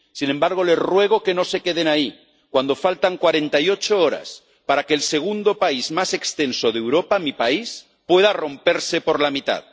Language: Spanish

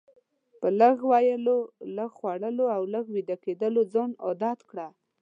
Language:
Pashto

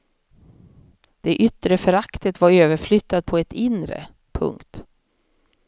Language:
Swedish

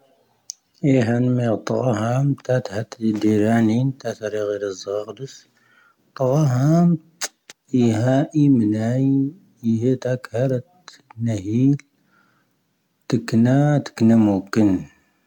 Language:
Tahaggart Tamahaq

